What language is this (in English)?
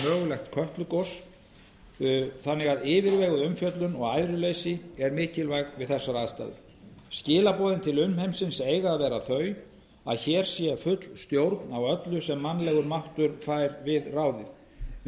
Icelandic